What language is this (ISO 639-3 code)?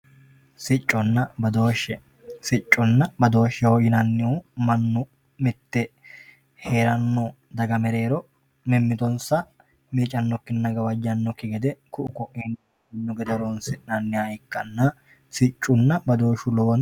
sid